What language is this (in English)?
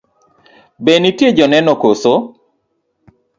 Luo (Kenya and Tanzania)